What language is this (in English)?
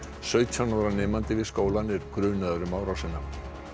Icelandic